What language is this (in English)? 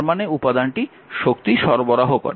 Bangla